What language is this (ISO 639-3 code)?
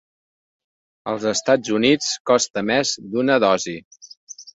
cat